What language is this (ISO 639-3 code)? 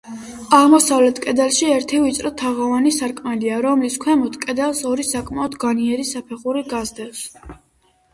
kat